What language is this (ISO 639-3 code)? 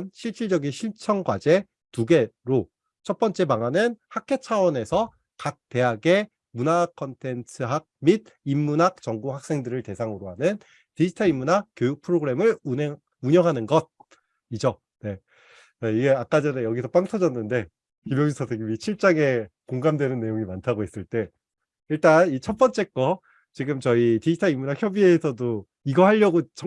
kor